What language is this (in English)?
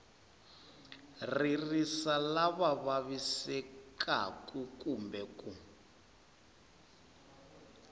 Tsonga